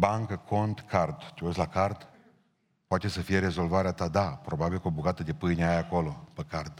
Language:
Romanian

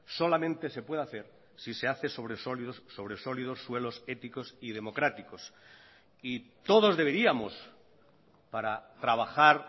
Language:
Spanish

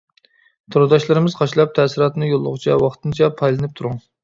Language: Uyghur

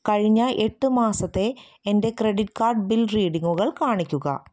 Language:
Malayalam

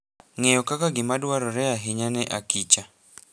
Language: Luo (Kenya and Tanzania)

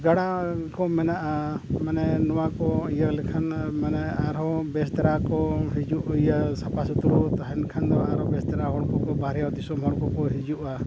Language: Santali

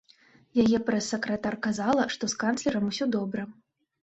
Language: Belarusian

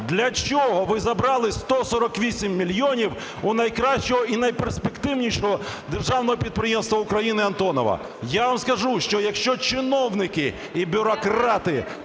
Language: Ukrainian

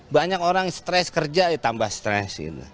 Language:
Indonesian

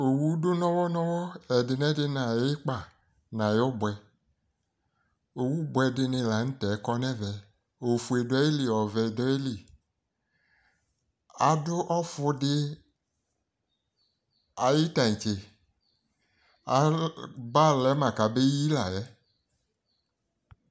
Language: Ikposo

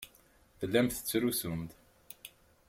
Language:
Kabyle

